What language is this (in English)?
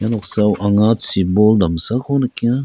Garo